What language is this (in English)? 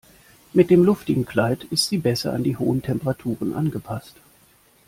German